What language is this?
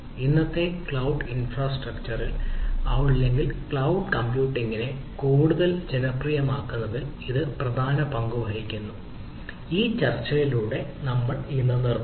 Malayalam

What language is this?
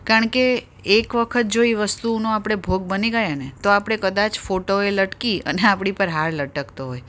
Gujarati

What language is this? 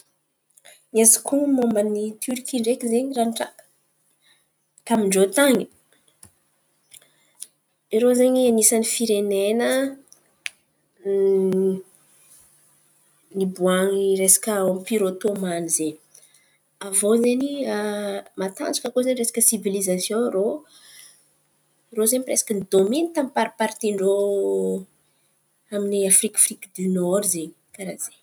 Antankarana Malagasy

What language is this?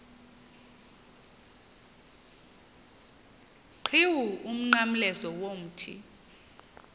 Xhosa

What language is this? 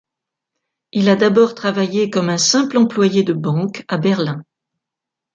French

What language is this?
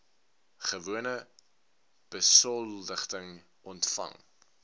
Afrikaans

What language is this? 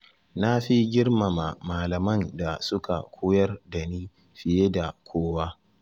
Hausa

